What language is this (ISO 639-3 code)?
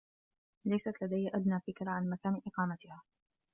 ara